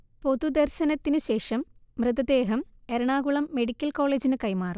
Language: Malayalam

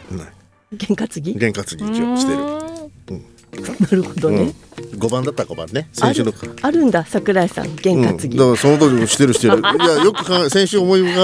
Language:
Japanese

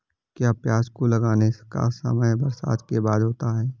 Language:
Hindi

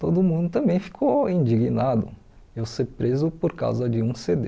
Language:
Portuguese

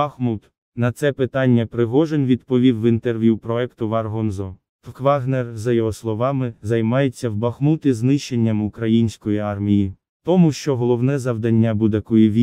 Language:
Ukrainian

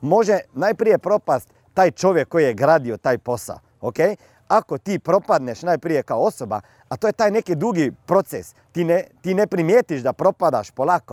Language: Croatian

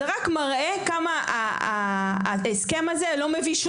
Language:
Hebrew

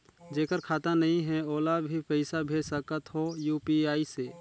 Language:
Chhattisgarhi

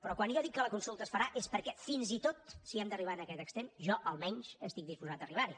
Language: Catalan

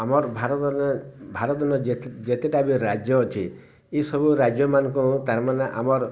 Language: Odia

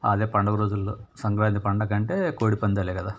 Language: Telugu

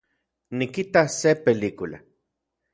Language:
Central Puebla Nahuatl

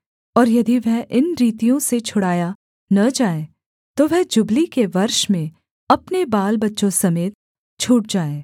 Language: Hindi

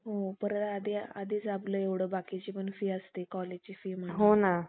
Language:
Marathi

